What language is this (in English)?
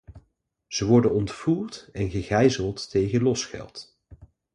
Dutch